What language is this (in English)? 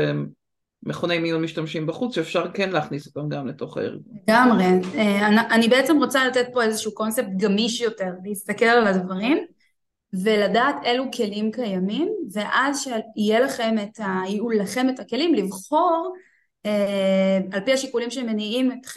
Hebrew